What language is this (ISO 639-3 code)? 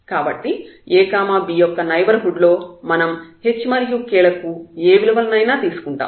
tel